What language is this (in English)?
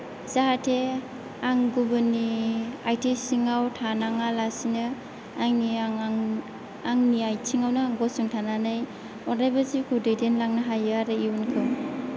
Bodo